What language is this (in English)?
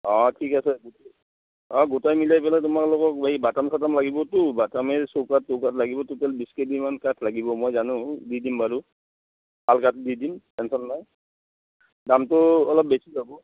Assamese